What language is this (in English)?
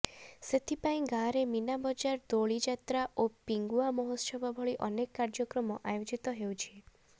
Odia